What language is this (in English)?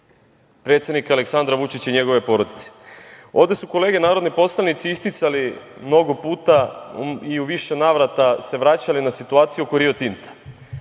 Serbian